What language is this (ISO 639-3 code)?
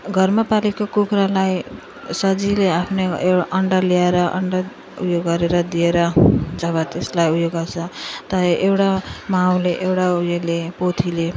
nep